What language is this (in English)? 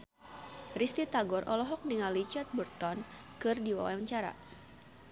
Sundanese